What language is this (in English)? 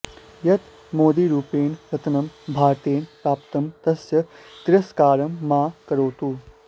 Sanskrit